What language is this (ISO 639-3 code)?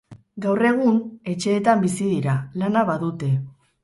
eus